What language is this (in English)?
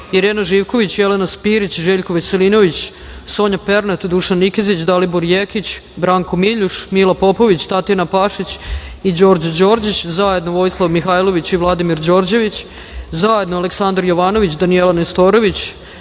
Serbian